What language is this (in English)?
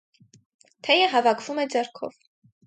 Armenian